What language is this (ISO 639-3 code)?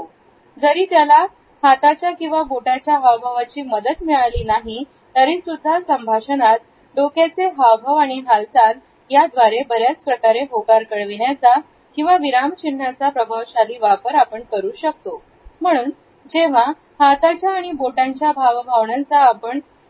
mar